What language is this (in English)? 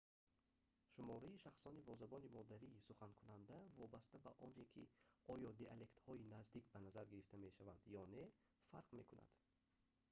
Tajik